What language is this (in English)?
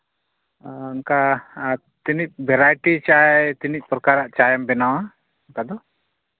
Santali